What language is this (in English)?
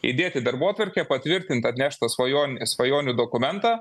Lithuanian